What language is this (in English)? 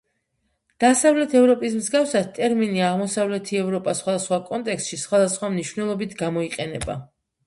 Georgian